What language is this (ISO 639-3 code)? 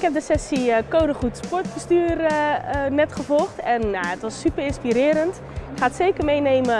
nld